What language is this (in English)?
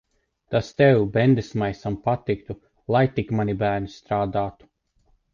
Latvian